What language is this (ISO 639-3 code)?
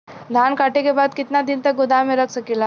bho